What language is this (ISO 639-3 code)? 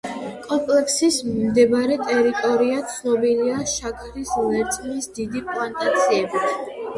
kat